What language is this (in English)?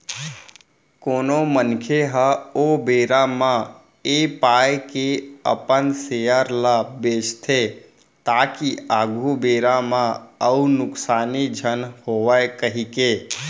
Chhattisgarhi